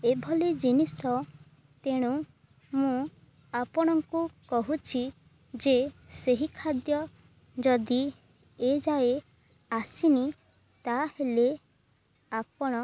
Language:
Odia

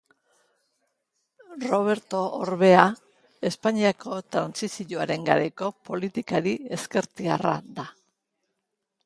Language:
Basque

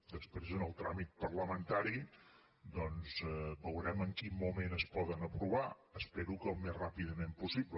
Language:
Catalan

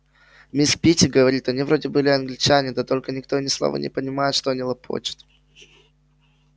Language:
Russian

